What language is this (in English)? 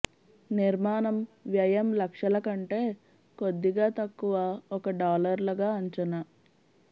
Telugu